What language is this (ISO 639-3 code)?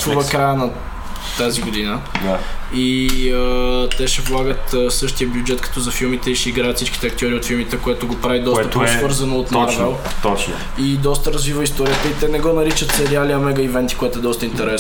bul